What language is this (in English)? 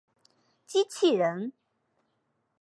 Chinese